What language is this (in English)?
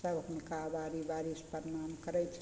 Maithili